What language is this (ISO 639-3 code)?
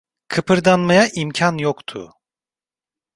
tur